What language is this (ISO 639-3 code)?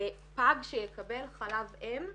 heb